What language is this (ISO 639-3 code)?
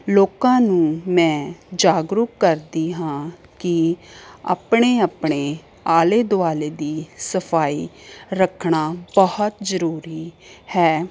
pan